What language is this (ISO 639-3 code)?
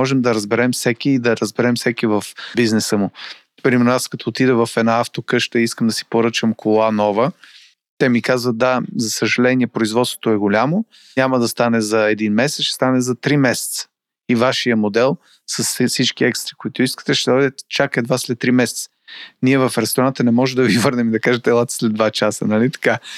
bul